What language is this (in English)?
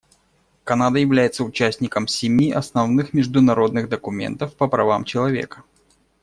Russian